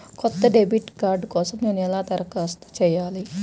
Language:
Telugu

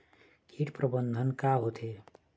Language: Chhattisgarhi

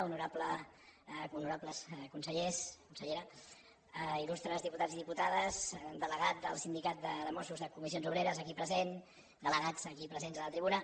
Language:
Catalan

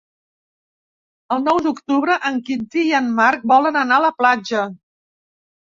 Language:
Catalan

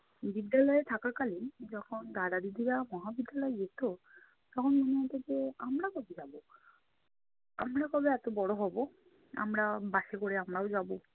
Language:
Bangla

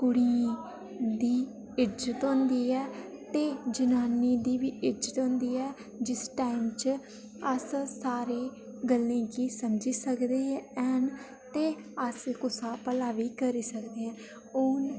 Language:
Dogri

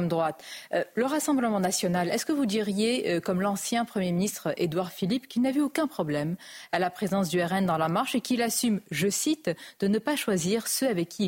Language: French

